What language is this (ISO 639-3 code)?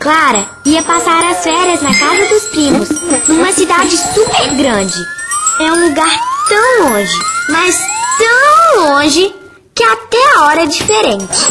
por